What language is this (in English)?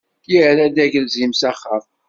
Kabyle